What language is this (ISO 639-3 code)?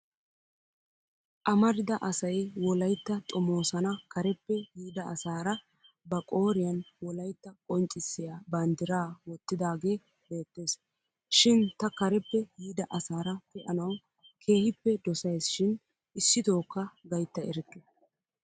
wal